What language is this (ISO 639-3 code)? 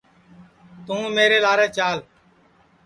ssi